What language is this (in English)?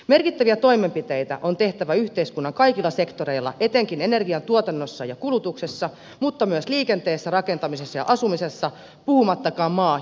Finnish